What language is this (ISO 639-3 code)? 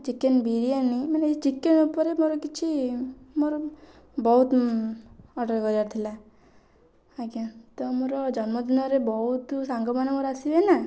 ori